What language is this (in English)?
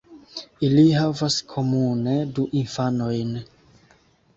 Esperanto